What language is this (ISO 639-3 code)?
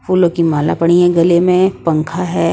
hin